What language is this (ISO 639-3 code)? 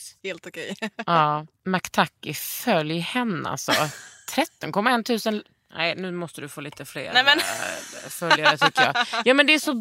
swe